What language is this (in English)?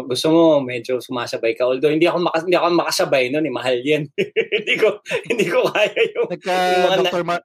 Filipino